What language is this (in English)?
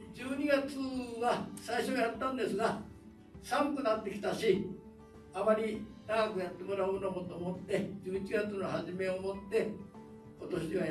Japanese